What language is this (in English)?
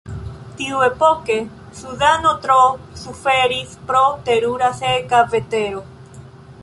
Esperanto